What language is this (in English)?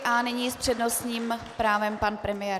Czech